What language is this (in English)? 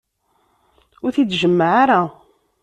Kabyle